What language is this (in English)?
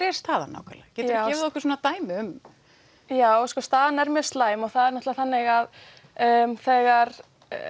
Icelandic